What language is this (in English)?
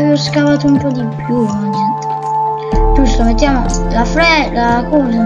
Italian